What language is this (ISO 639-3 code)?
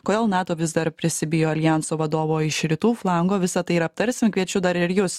lit